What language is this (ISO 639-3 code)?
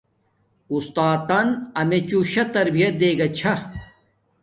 dmk